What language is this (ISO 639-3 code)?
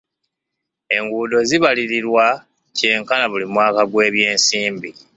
lug